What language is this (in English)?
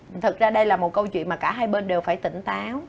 Vietnamese